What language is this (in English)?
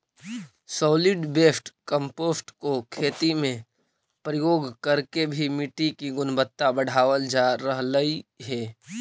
Magahi